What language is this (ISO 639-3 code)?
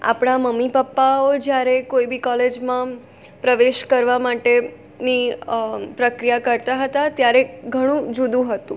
guj